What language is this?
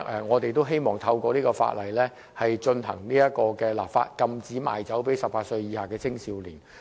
Cantonese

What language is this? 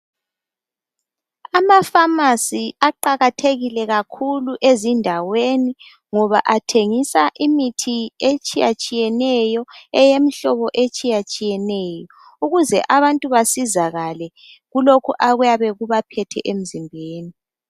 North Ndebele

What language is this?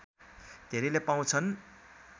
Nepali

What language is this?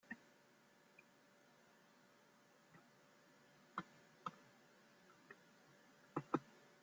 Spanish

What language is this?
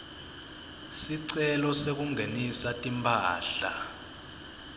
Swati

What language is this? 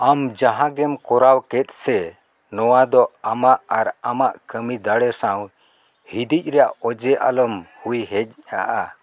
Santali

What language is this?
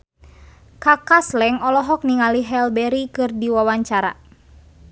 Sundanese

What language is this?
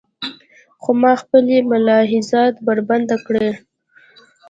Pashto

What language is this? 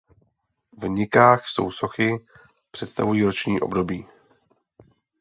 Czech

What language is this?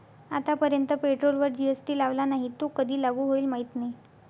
Marathi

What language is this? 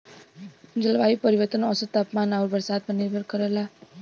Bhojpuri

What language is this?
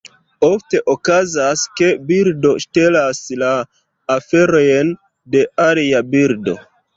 Esperanto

